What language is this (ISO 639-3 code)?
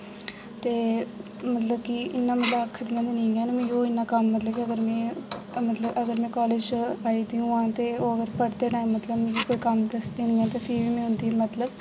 doi